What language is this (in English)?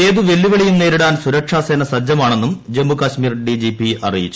Malayalam